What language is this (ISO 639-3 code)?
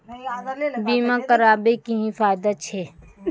mai